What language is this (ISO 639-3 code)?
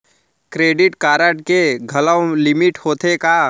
hne